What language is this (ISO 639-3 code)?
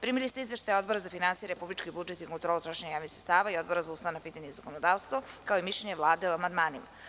srp